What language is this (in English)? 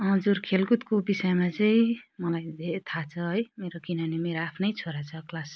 Nepali